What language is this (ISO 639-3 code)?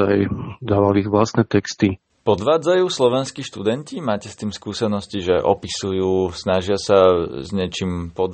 slk